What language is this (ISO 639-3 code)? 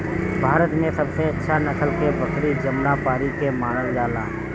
bho